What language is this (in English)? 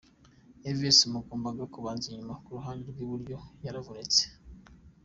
Kinyarwanda